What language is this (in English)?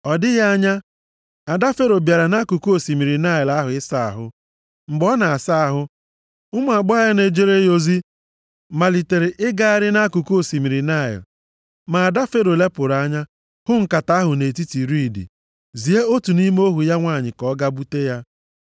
Igbo